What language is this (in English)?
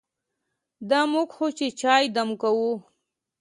Pashto